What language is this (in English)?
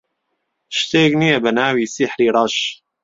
Central Kurdish